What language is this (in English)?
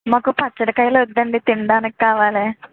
Telugu